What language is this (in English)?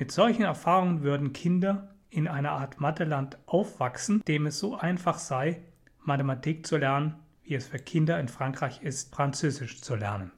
German